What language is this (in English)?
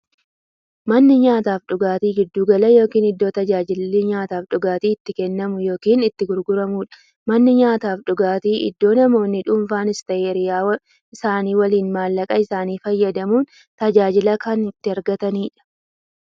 Oromo